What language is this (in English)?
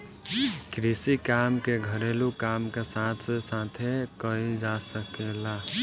Bhojpuri